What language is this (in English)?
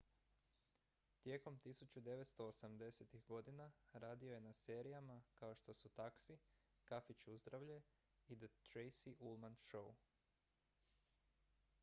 Croatian